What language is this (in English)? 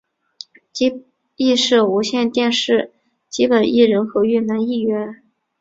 Chinese